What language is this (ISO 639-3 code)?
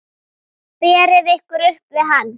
isl